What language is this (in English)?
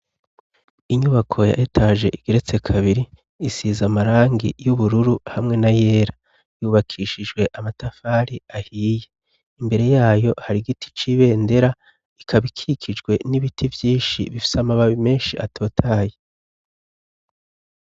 Rundi